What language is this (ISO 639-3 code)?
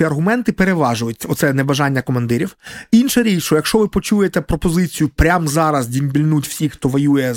ukr